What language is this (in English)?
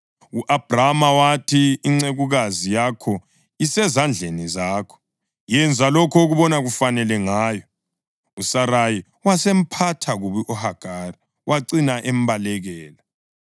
North Ndebele